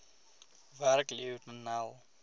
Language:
Afrikaans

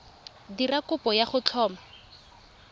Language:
Tswana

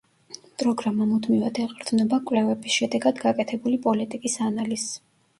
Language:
Georgian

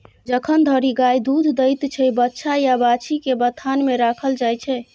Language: Maithili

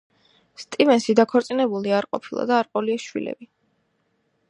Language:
Georgian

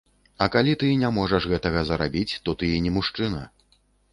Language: Belarusian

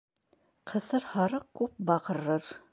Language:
Bashkir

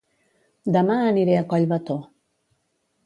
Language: Catalan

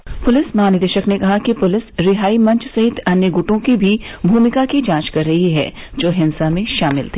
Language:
Hindi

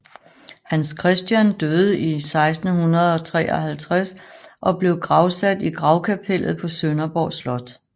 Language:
Danish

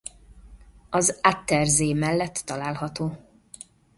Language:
Hungarian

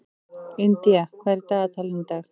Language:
Icelandic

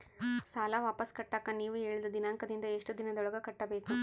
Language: Kannada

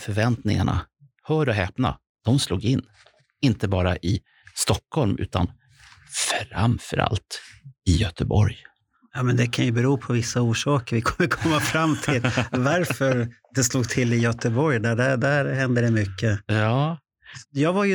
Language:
Swedish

